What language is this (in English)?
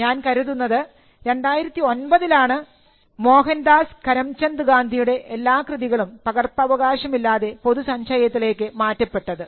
Malayalam